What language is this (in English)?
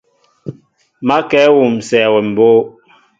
Mbo (Cameroon)